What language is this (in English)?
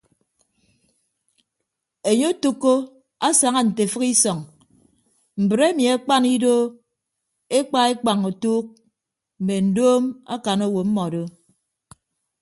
Ibibio